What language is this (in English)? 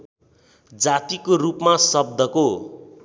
Nepali